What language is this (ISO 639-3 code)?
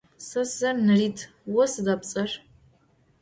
ady